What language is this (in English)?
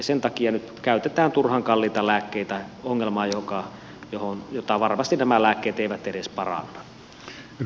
Finnish